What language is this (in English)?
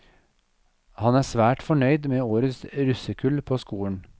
Norwegian